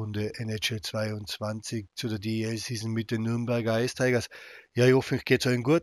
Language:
German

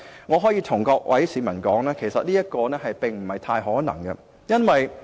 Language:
Cantonese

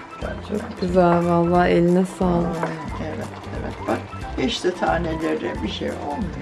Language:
Turkish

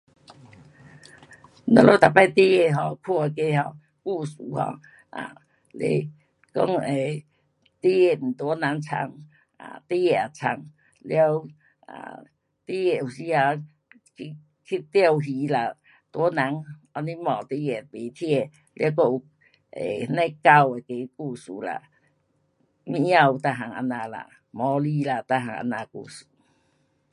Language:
Pu-Xian Chinese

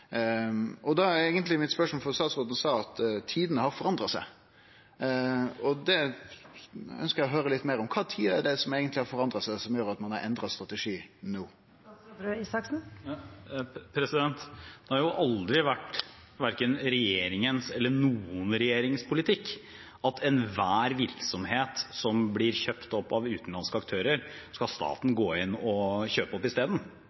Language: Norwegian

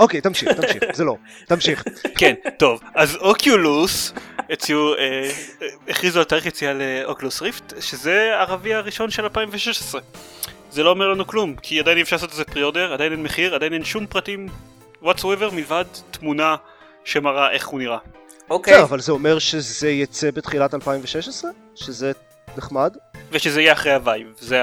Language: Hebrew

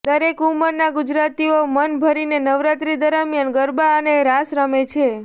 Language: Gujarati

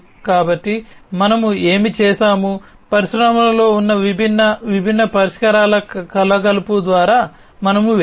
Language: Telugu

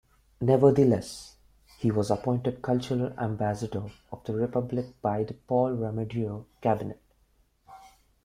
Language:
English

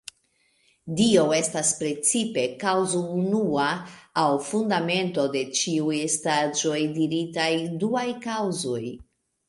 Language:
Esperanto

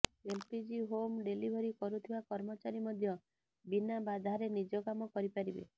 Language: Odia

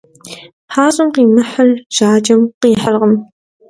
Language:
Kabardian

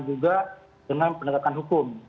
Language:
Indonesian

